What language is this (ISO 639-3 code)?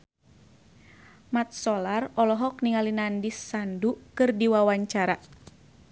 sun